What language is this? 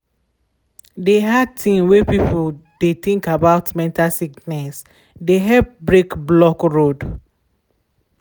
Nigerian Pidgin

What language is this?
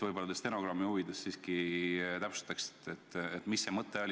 Estonian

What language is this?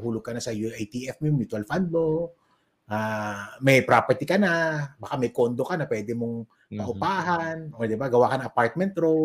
Filipino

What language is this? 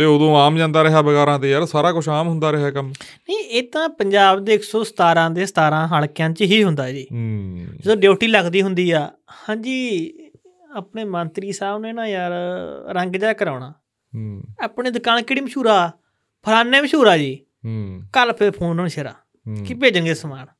Punjabi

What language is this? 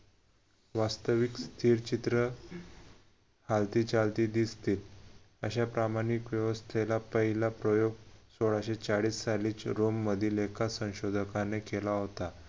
Marathi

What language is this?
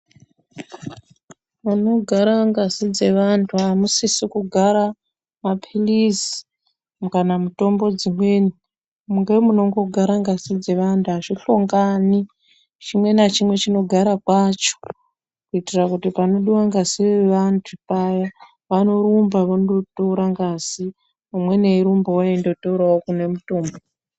Ndau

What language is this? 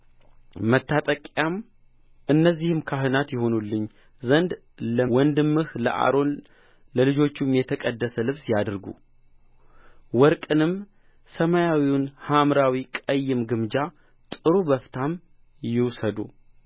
Amharic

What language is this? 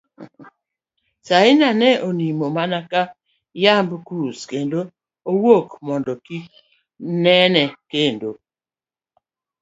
Luo (Kenya and Tanzania)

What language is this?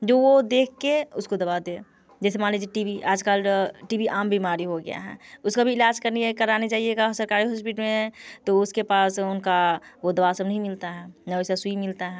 Hindi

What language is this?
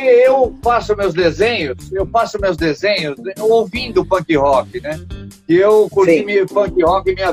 Portuguese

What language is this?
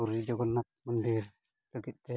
Santali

